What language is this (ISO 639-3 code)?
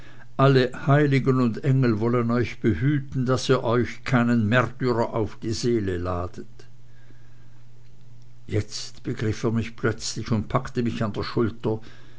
deu